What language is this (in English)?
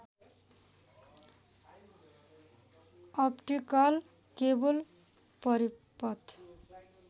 Nepali